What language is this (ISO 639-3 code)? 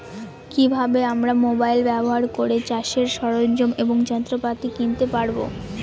ben